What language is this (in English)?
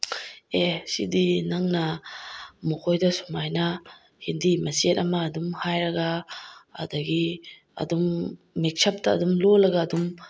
Manipuri